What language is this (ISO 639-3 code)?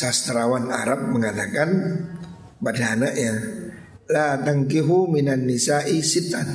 ind